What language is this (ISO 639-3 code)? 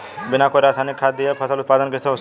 bho